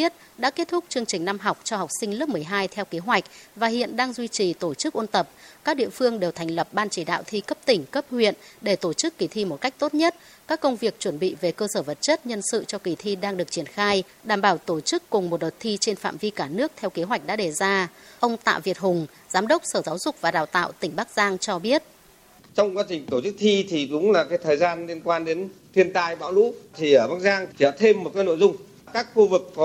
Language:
Vietnamese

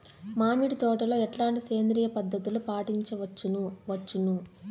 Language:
Telugu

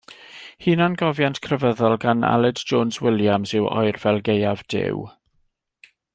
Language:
Welsh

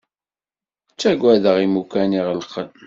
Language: Kabyle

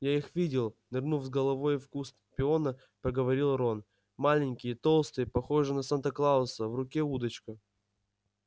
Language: Russian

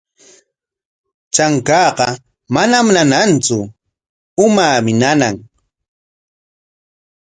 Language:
Corongo Ancash Quechua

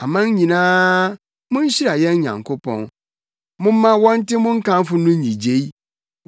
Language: Akan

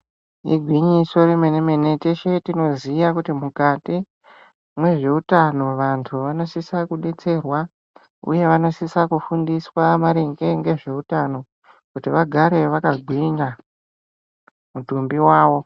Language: Ndau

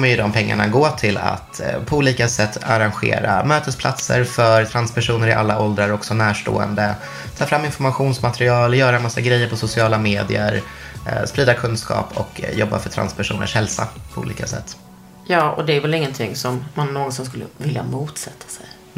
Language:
Swedish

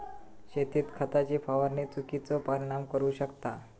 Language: Marathi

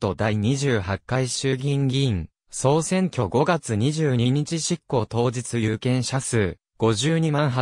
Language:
Japanese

